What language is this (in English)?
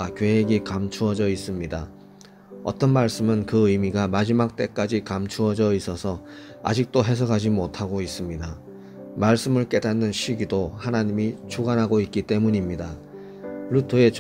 Korean